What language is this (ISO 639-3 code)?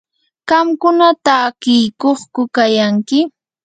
qur